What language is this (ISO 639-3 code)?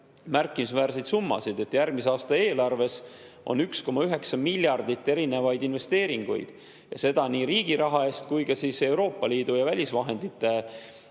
est